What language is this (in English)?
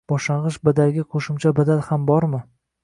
Uzbek